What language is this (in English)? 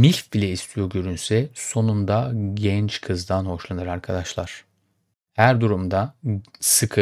Turkish